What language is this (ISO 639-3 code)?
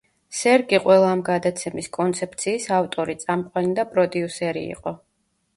kat